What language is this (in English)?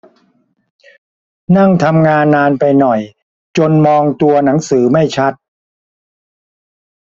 Thai